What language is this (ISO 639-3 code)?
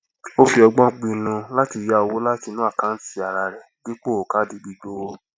yor